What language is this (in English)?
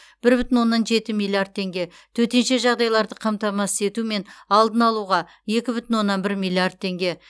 Kazakh